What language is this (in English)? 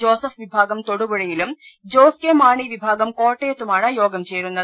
Malayalam